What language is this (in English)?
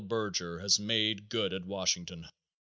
English